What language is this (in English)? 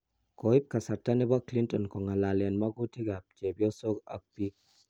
Kalenjin